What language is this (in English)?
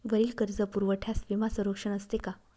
Marathi